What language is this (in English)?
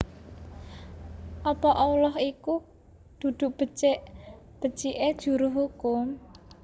Javanese